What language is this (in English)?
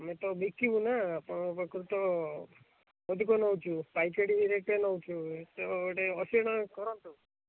Odia